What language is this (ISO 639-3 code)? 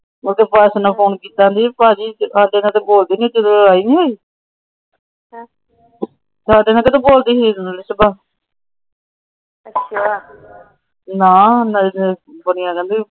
pan